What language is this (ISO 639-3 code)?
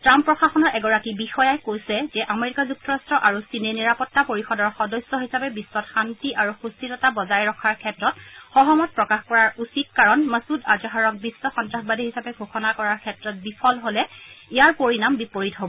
asm